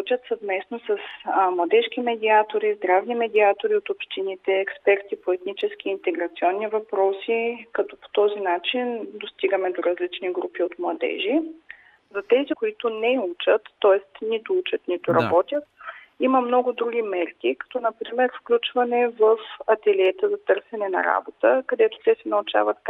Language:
Bulgarian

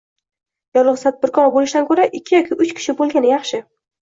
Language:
Uzbek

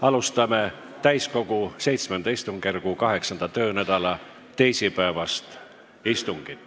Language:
Estonian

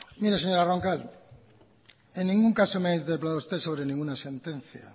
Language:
Spanish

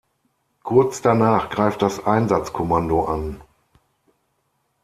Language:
German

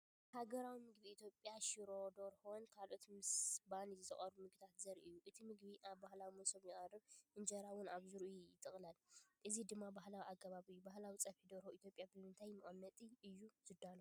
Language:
Tigrinya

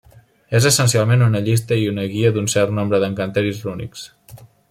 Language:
Catalan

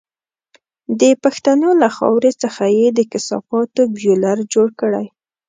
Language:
Pashto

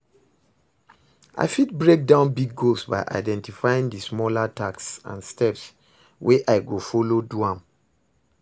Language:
Nigerian Pidgin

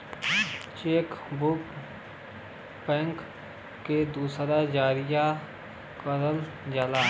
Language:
Bhojpuri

